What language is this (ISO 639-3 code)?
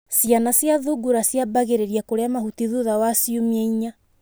kik